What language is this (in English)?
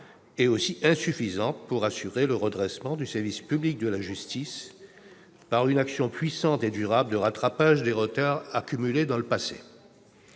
French